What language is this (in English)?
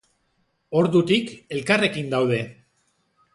Basque